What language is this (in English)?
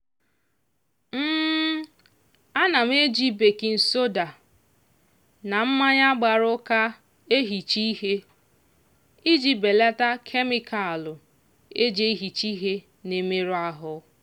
Igbo